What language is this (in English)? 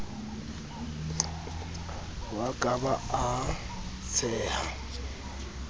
Southern Sotho